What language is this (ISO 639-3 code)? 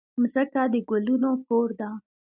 pus